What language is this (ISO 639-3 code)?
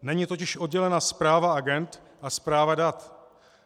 ces